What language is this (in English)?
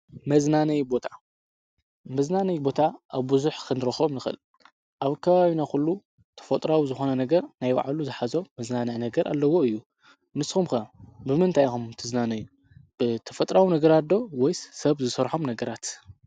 Tigrinya